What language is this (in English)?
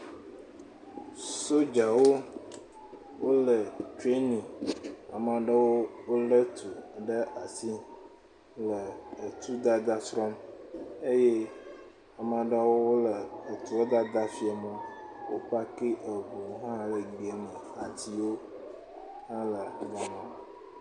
Ewe